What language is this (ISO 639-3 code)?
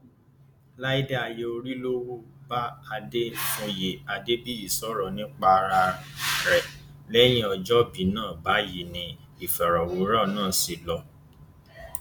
yor